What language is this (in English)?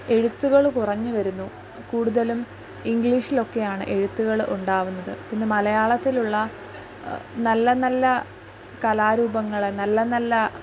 Malayalam